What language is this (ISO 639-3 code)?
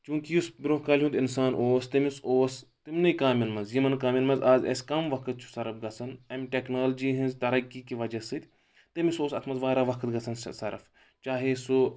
kas